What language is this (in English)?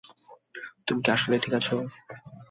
Bangla